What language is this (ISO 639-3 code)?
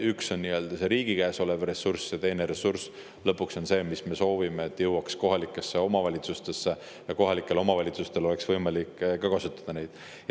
est